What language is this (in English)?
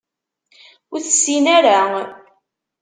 Kabyle